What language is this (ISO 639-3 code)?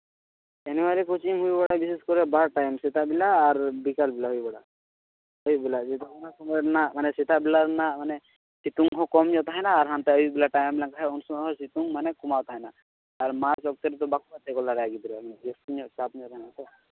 sat